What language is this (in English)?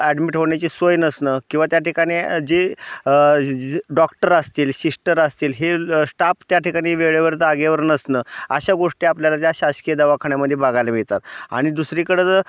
Marathi